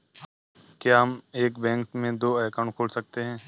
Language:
Hindi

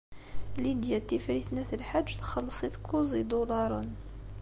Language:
Kabyle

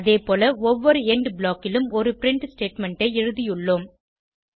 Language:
Tamil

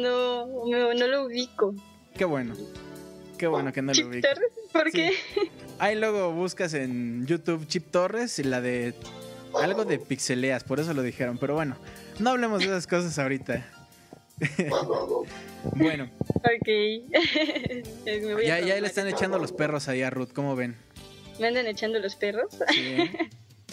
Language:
Spanish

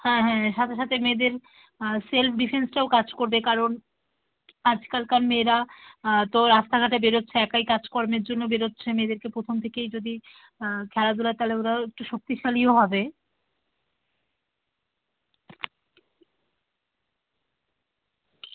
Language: Bangla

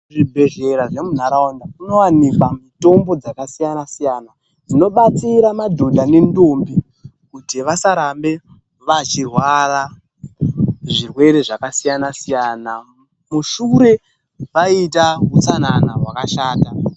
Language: Ndau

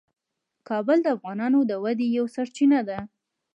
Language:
Pashto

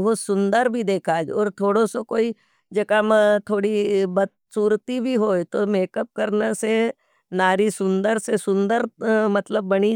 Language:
Nimadi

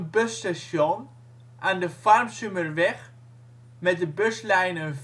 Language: Dutch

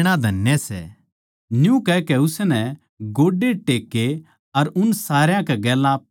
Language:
Haryanvi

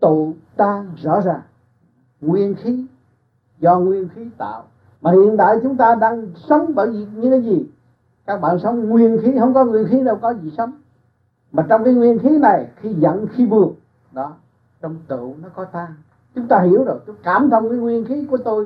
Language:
Vietnamese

